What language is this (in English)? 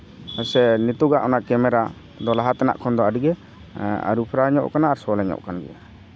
Santali